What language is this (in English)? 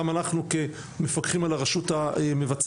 Hebrew